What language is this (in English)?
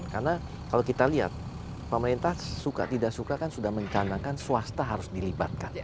Indonesian